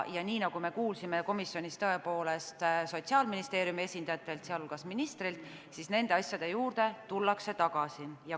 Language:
Estonian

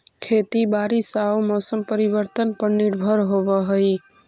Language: Magahi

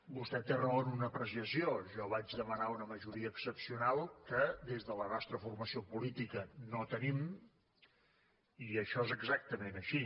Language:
Catalan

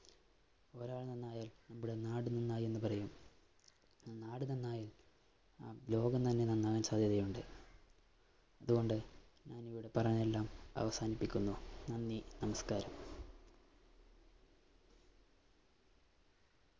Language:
Malayalam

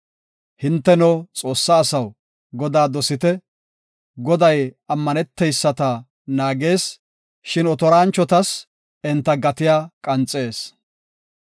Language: Gofa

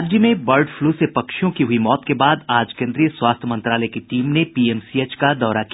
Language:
Hindi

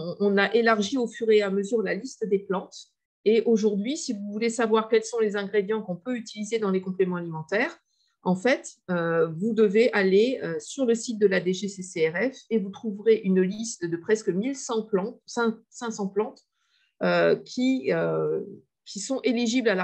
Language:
French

